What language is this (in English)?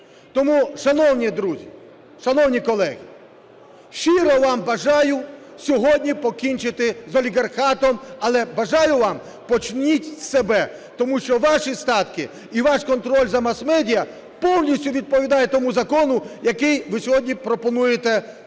Ukrainian